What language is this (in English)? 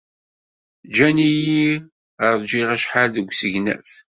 Kabyle